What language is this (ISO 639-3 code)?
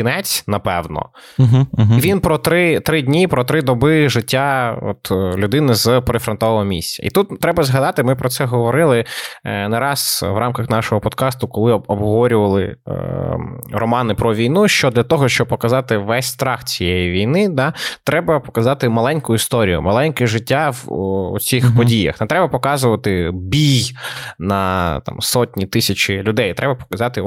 ukr